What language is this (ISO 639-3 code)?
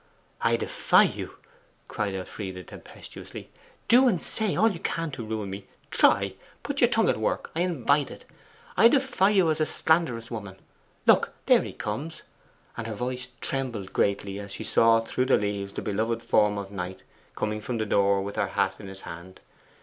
eng